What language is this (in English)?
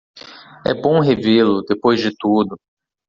Portuguese